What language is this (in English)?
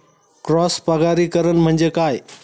Marathi